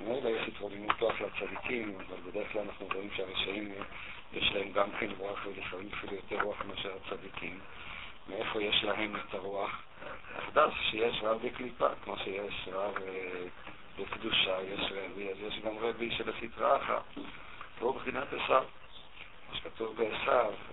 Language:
Hebrew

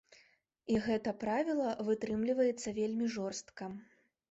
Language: Belarusian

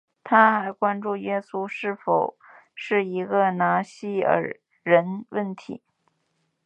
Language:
Chinese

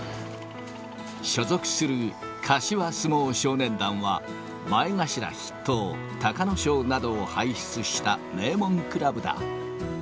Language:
Japanese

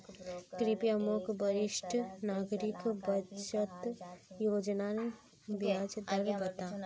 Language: Magahi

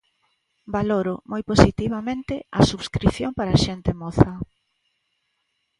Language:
Galician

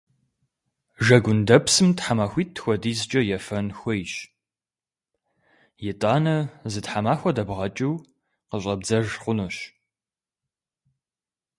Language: Kabardian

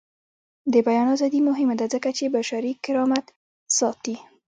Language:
Pashto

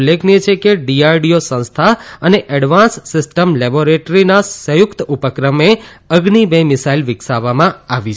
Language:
Gujarati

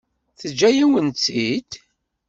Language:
Kabyle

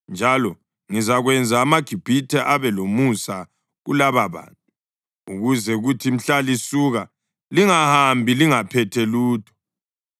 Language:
North Ndebele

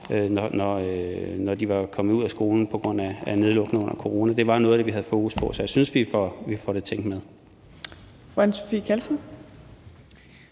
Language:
Danish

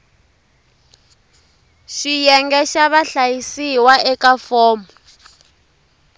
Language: Tsonga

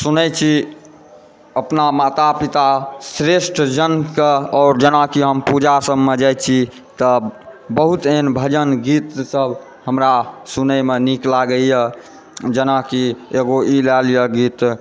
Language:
Maithili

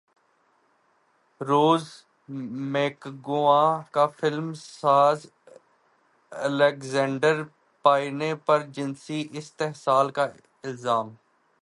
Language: Urdu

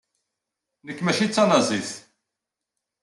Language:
Kabyle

